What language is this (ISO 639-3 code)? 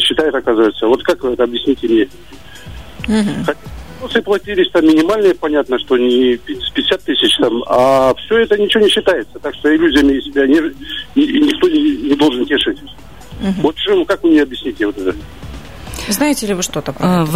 rus